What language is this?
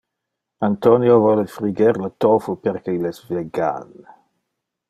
Interlingua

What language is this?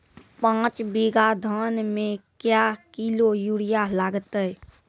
Maithili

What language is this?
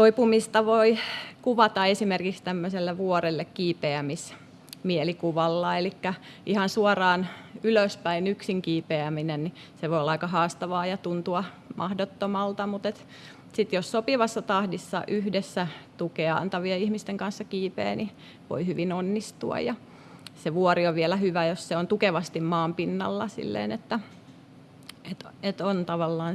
Finnish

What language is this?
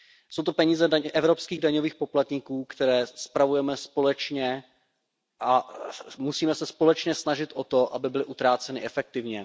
Czech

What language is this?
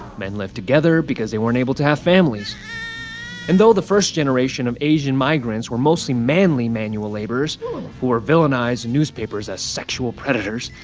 English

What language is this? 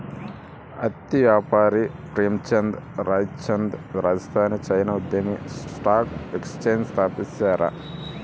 Kannada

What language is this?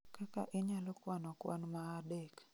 Luo (Kenya and Tanzania)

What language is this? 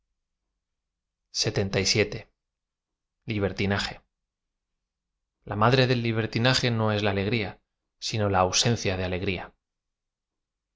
Spanish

